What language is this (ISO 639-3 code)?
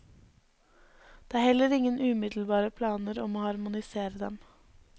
nor